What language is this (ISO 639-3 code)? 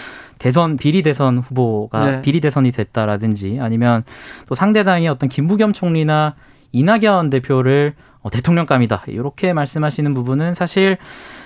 kor